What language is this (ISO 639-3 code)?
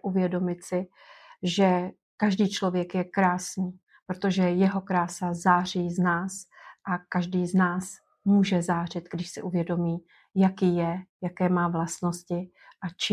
ces